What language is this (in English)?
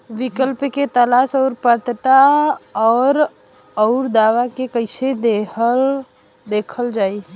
Bhojpuri